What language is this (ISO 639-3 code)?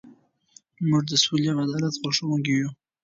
pus